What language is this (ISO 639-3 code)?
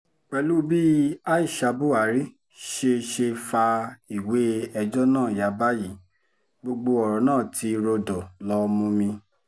yor